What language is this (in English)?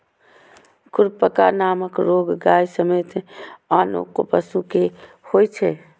Maithili